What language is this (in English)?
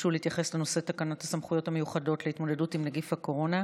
Hebrew